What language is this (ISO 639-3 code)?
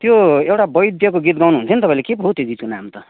nep